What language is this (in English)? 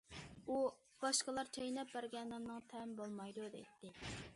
Uyghur